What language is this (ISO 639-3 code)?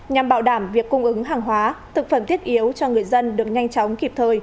vie